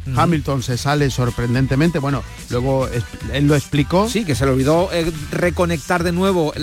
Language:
Spanish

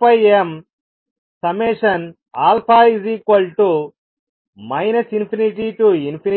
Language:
Telugu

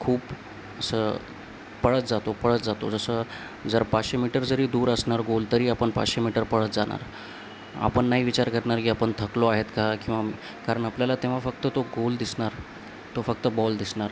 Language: Marathi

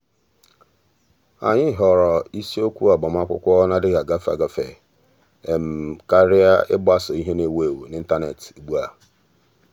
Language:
Igbo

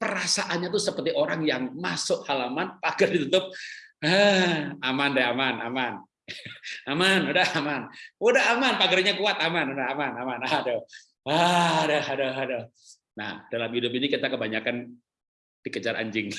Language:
Indonesian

